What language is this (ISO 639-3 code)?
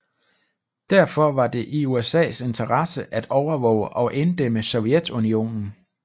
dan